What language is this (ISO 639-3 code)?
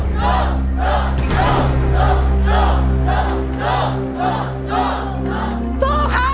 tha